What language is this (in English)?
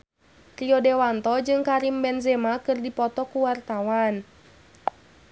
Sundanese